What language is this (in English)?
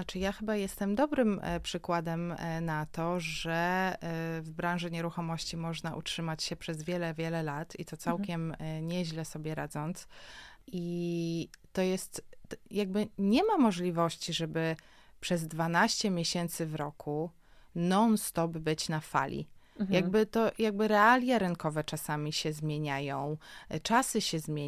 Polish